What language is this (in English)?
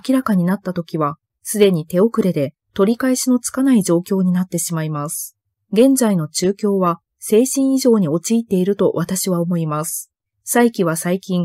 Japanese